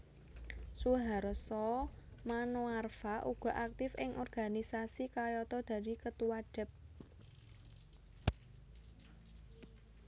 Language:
Javanese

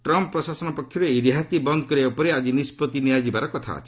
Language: Odia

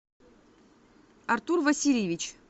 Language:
Russian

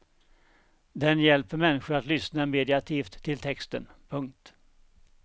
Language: Swedish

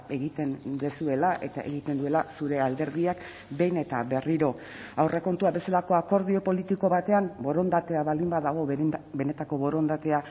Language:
Basque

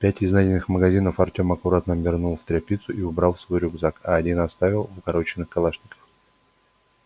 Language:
Russian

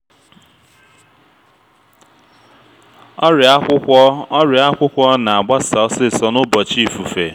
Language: Igbo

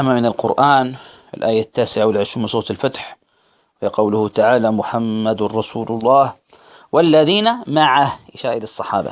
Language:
Arabic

